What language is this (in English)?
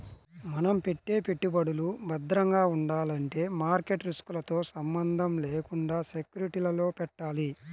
Telugu